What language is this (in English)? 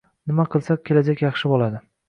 Uzbek